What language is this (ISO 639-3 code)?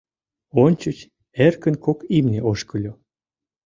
chm